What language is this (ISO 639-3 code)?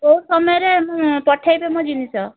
ori